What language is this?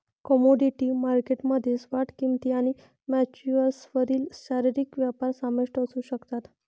Marathi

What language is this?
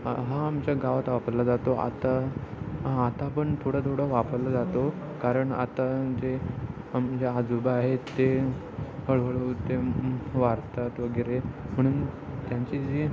Marathi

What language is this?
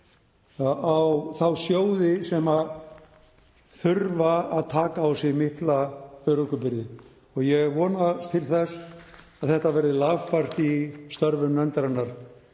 Icelandic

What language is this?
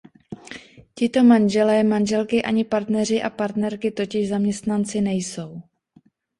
Czech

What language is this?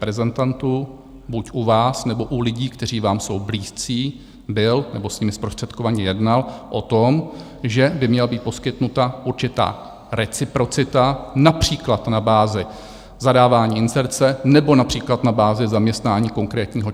Czech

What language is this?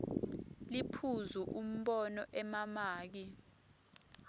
Swati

